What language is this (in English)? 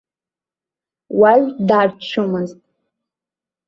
Abkhazian